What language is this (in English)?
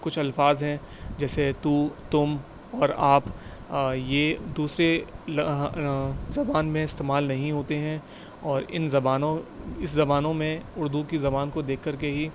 Urdu